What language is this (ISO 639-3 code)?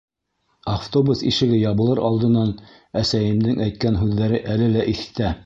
bak